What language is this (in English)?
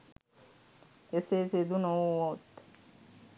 Sinhala